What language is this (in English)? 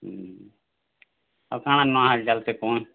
Odia